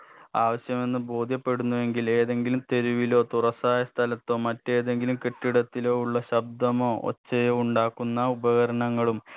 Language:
Malayalam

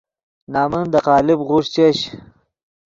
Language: Yidgha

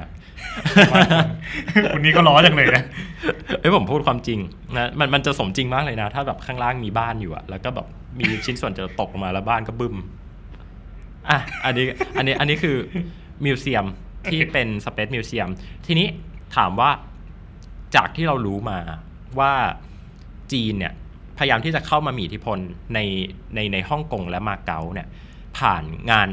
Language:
Thai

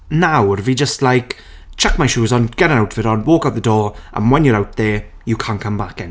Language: Welsh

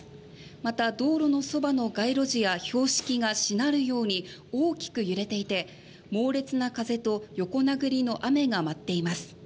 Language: Japanese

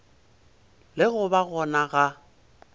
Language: Northern Sotho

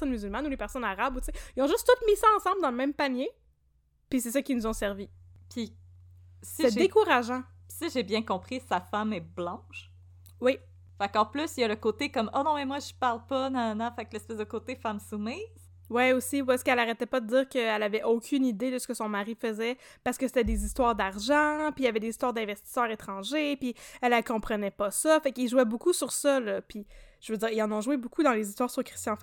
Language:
French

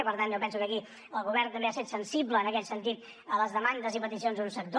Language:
Catalan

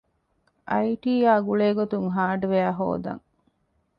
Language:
Divehi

